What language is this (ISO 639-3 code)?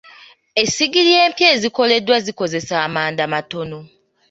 lug